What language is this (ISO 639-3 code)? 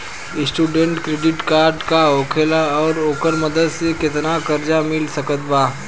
bho